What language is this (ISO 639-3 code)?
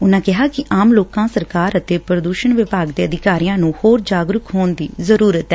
pan